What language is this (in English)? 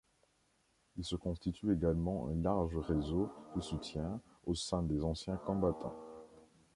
French